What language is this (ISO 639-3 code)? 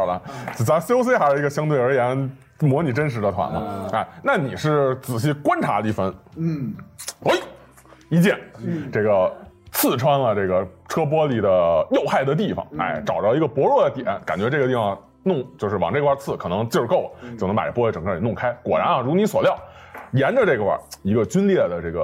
zho